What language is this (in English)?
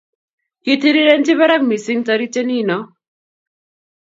Kalenjin